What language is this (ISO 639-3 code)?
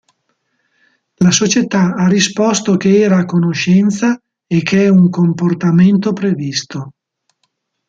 ita